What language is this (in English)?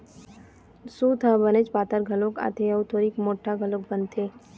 Chhattisgarhi